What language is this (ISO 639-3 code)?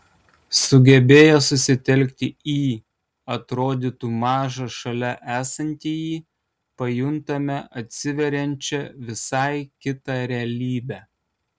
lit